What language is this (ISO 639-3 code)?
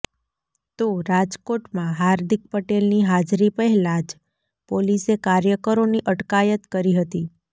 guj